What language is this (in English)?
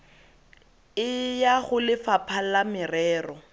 Tswana